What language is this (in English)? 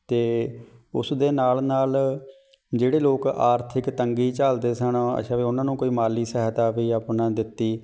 Punjabi